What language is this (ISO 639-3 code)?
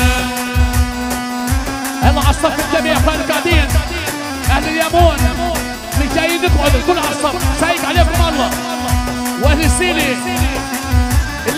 ara